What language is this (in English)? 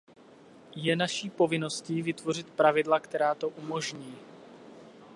Czech